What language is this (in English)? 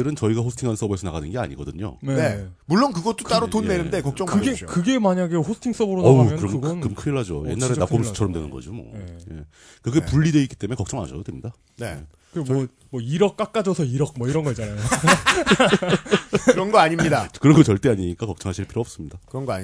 Korean